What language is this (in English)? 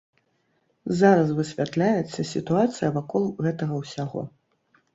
Belarusian